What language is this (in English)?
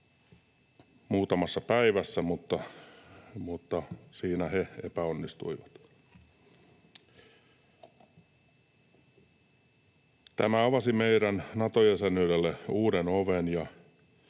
Finnish